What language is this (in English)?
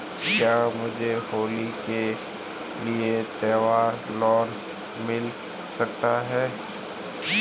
Hindi